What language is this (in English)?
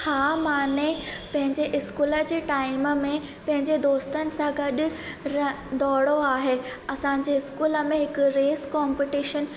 Sindhi